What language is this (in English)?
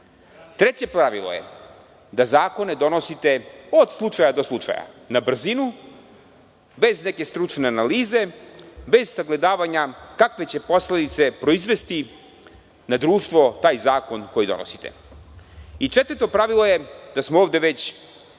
Serbian